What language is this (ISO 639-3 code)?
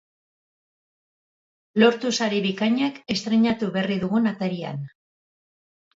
eus